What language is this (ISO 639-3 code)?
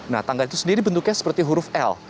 ind